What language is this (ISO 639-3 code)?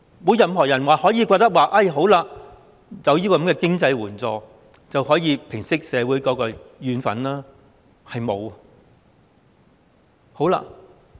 yue